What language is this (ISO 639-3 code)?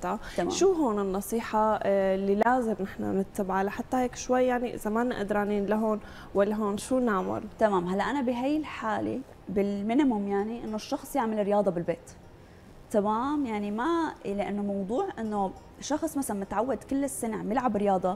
ara